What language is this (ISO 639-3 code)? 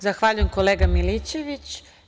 srp